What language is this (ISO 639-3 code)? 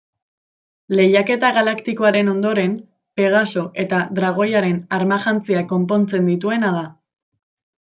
eus